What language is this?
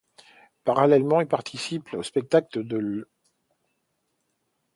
French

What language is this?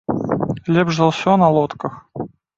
Belarusian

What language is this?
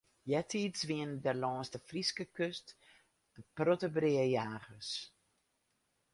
Western Frisian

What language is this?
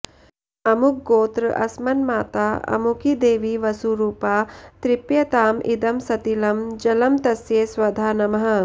Sanskrit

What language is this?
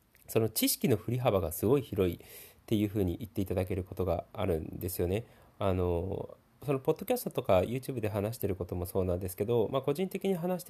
Japanese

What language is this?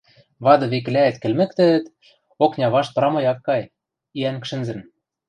Western Mari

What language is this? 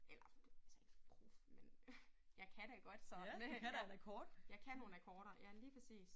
Danish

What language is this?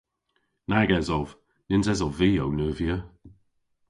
Cornish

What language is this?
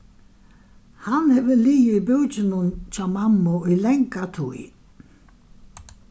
Faroese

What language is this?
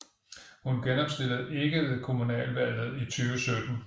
Danish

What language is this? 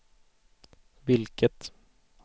Swedish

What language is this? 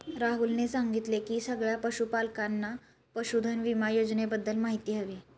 Marathi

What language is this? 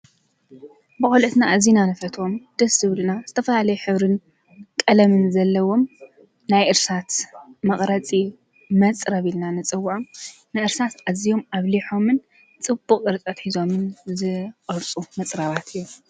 Tigrinya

